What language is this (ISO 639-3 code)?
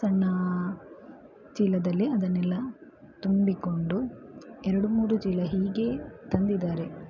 kan